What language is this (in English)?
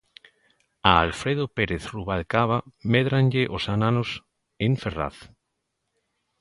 Galician